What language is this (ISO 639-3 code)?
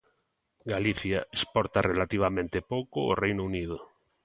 glg